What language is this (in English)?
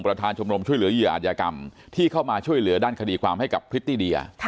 Thai